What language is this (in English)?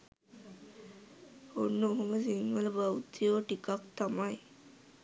Sinhala